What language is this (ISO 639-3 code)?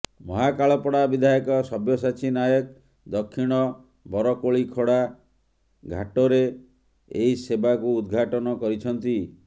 ori